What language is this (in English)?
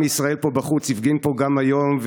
Hebrew